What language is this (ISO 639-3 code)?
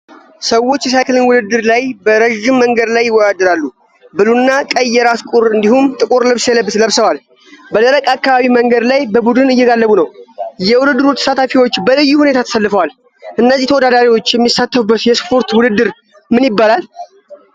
amh